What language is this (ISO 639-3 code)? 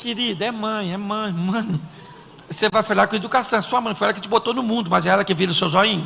por